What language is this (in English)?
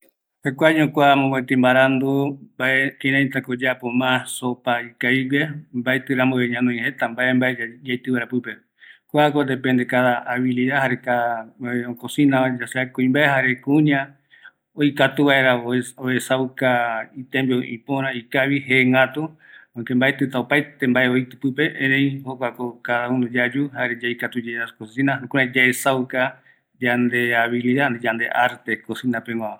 Eastern Bolivian Guaraní